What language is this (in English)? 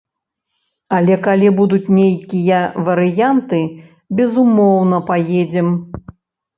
Belarusian